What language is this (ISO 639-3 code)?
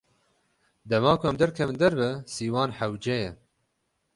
kur